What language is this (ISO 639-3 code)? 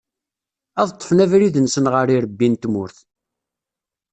kab